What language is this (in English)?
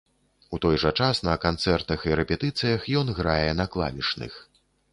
Belarusian